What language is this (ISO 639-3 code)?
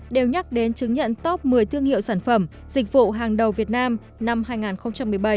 vie